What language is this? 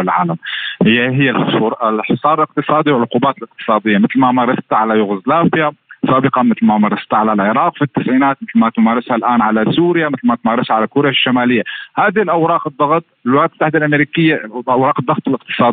Arabic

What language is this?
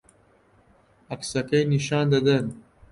Central Kurdish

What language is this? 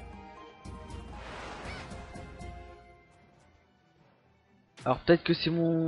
French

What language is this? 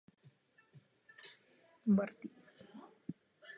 Czech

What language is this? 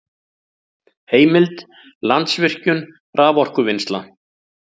Icelandic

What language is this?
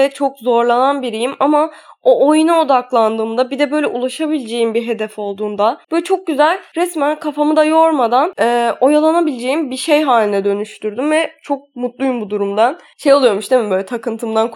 Turkish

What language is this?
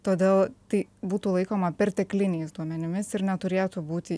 Lithuanian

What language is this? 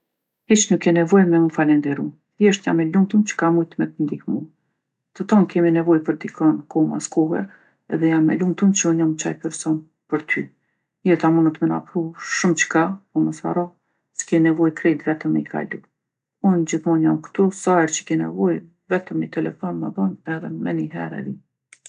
Gheg Albanian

